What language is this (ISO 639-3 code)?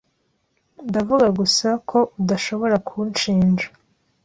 kin